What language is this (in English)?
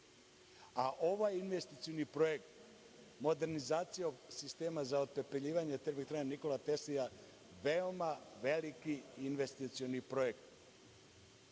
Serbian